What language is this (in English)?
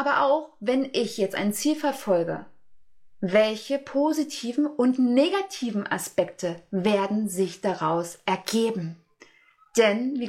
German